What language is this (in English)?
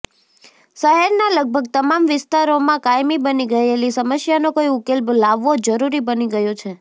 Gujarati